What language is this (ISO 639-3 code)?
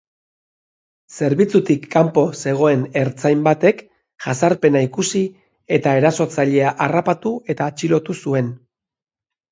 eus